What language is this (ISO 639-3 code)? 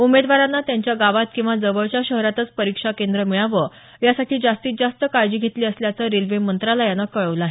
mar